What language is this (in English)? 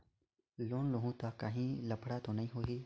Chhattisgarhi